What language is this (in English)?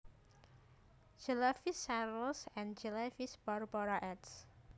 Javanese